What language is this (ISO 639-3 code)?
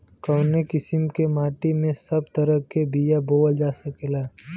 bho